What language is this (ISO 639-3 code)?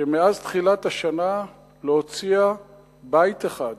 heb